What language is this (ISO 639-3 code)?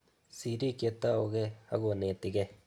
kln